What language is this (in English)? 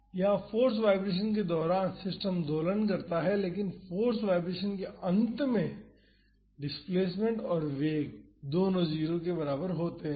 Hindi